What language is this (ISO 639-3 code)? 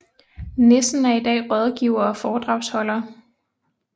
dan